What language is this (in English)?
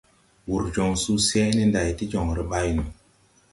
Tupuri